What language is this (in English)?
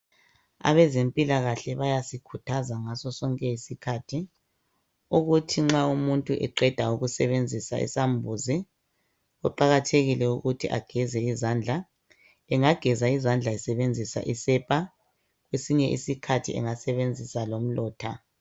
North Ndebele